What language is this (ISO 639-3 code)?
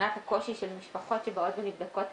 heb